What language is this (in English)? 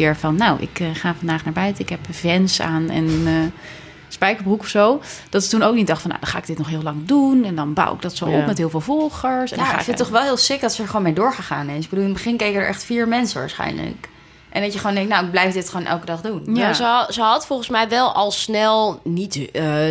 Dutch